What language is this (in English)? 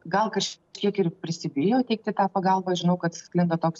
Lithuanian